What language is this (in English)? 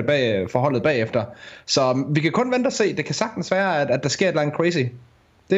Danish